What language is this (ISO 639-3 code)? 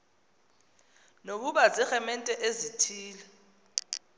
xho